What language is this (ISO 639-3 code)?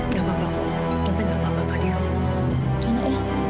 ind